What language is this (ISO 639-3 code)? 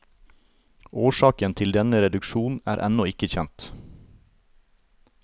nor